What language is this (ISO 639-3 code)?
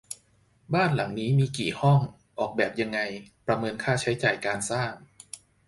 tha